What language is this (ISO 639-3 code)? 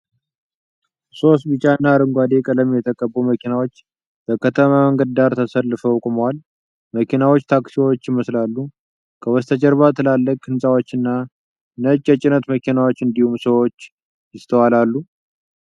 amh